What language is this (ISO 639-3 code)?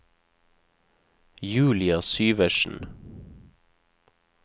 nor